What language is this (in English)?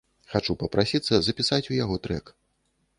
Belarusian